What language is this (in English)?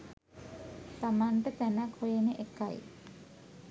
Sinhala